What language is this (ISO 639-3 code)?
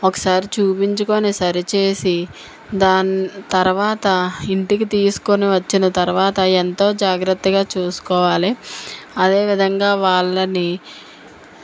tel